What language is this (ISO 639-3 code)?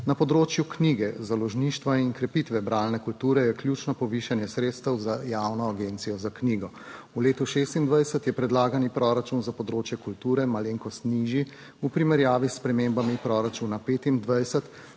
slv